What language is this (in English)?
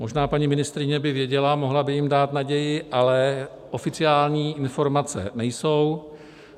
Czech